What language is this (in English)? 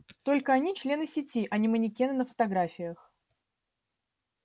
Russian